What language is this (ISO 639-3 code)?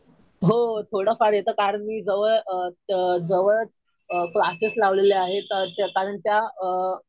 mar